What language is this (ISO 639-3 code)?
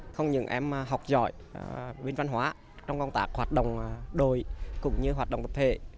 vie